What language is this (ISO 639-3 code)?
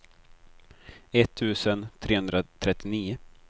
swe